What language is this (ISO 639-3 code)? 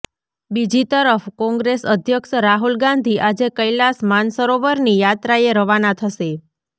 guj